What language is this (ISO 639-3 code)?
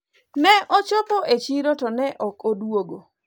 luo